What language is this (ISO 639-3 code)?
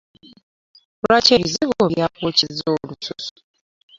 lug